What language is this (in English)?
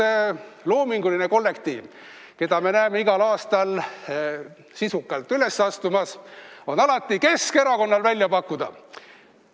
Estonian